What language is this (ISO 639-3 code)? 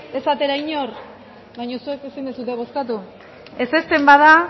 eus